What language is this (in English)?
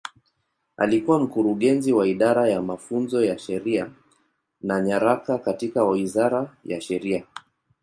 Swahili